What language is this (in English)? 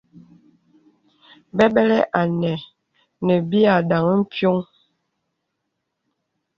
Bebele